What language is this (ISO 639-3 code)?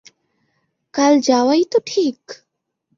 ben